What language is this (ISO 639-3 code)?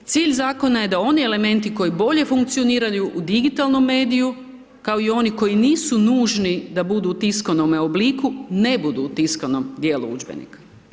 hrv